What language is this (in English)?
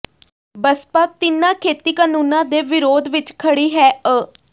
Punjabi